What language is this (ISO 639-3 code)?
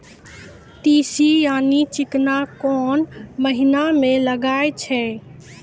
mai